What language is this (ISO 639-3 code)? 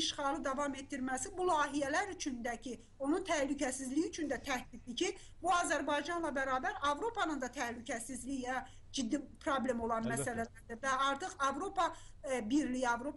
tur